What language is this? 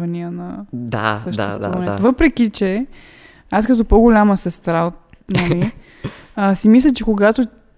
Bulgarian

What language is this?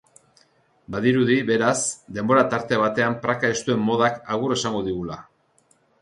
Basque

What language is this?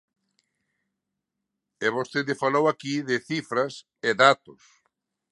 Galician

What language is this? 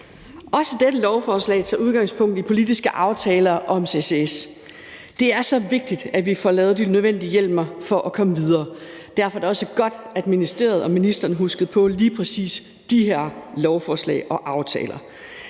Danish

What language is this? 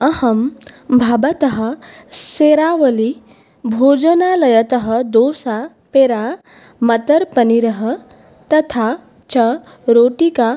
Sanskrit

